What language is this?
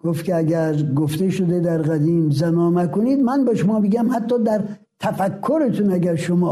Persian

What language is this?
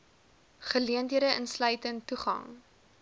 Afrikaans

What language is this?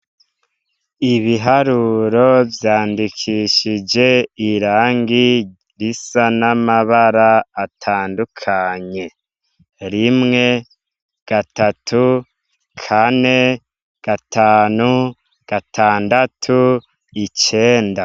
Rundi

